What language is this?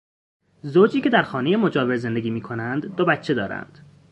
Persian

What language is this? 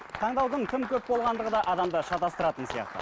Kazakh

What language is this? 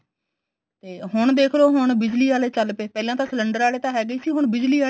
Punjabi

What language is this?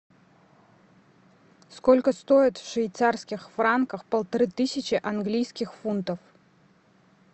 Russian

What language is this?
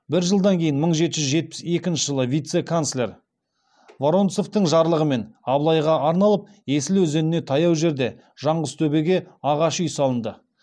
Kazakh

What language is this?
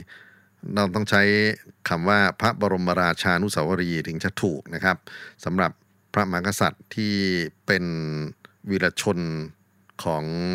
Thai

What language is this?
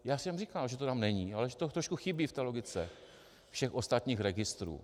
Czech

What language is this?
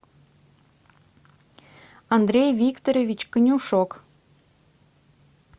Russian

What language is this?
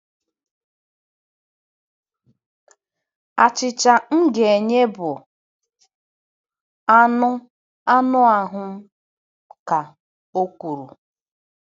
Igbo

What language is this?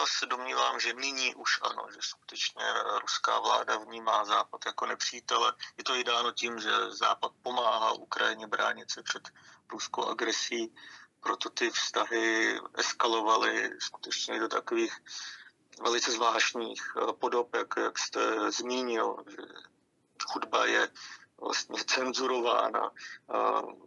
Czech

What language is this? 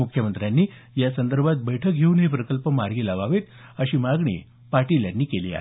Marathi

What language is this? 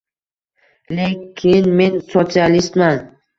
Uzbek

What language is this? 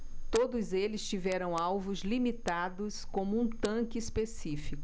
Portuguese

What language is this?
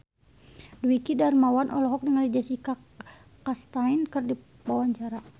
Sundanese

